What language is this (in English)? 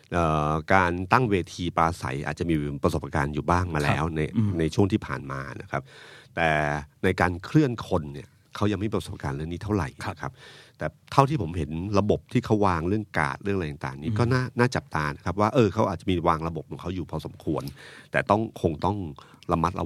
Thai